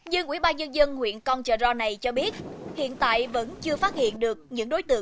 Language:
Vietnamese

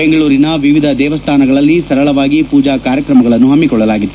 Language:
Kannada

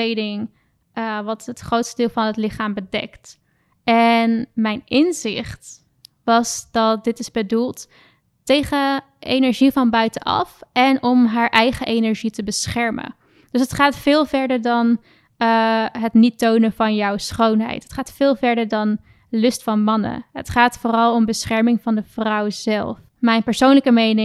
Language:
Dutch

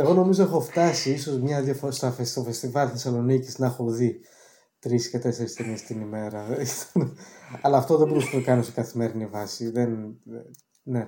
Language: Greek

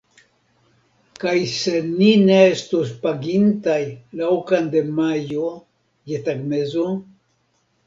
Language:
Esperanto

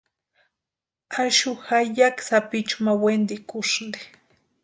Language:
Western Highland Purepecha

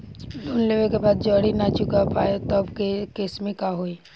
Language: Bhojpuri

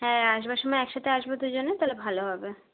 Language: Bangla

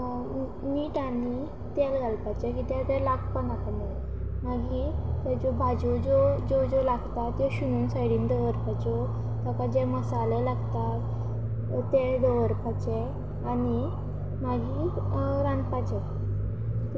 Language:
Konkani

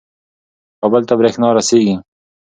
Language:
Pashto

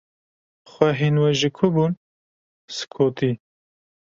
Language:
Kurdish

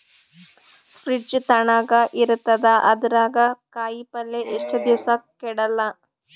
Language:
Kannada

